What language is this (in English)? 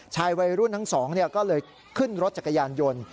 Thai